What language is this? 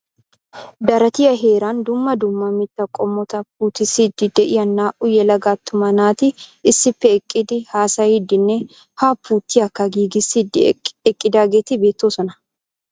Wolaytta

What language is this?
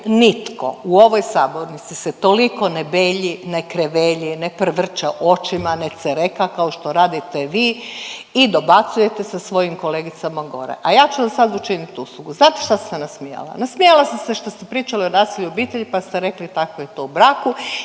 Croatian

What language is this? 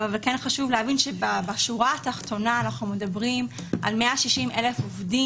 Hebrew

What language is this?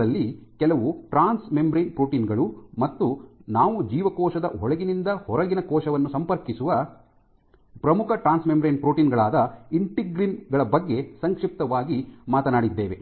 Kannada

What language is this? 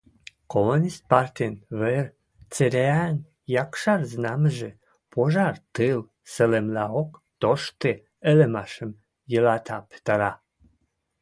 Western Mari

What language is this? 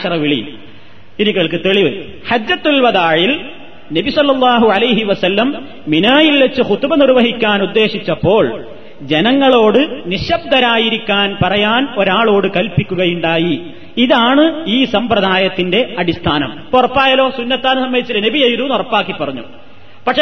Malayalam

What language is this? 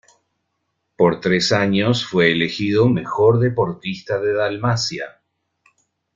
Spanish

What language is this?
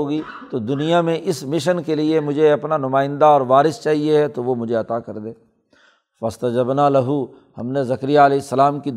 Urdu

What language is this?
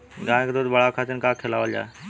Bhojpuri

